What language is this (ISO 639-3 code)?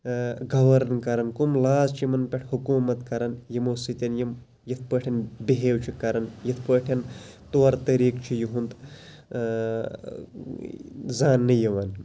kas